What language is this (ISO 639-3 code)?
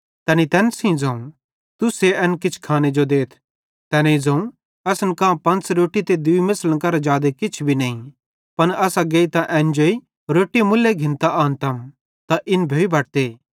bhd